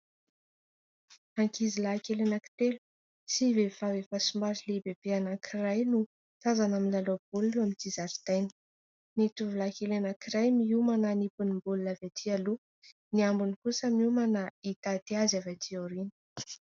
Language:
Malagasy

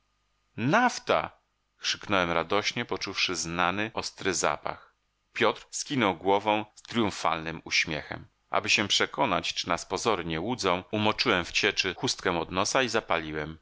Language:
Polish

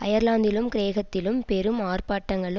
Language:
Tamil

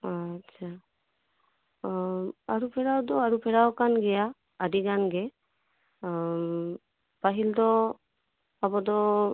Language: Santali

